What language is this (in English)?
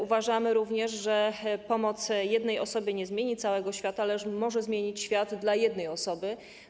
Polish